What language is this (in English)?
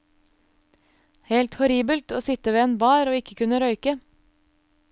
Norwegian